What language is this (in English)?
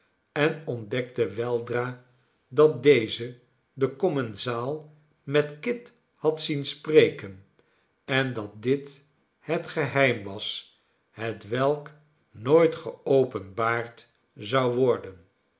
Dutch